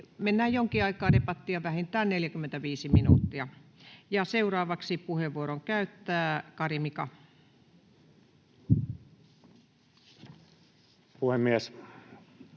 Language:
Finnish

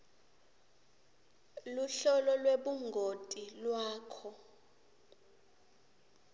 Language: Swati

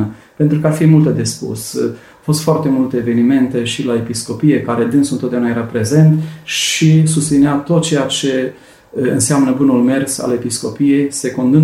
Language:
Romanian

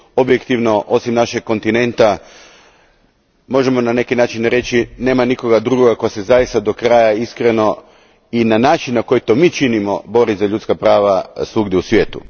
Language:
Croatian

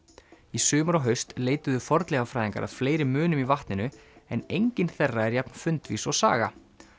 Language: Icelandic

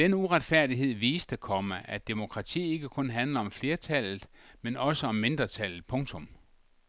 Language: Danish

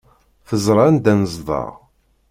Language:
Kabyle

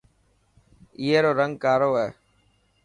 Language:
Dhatki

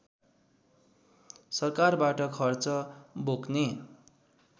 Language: Nepali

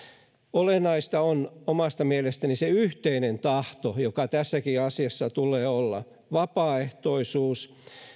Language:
Finnish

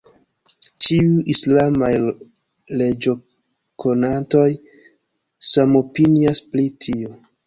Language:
Esperanto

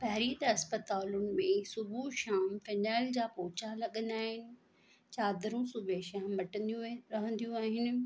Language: Sindhi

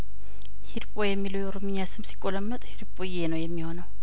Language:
Amharic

